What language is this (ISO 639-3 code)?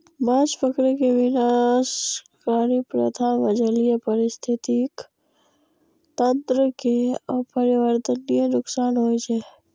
mai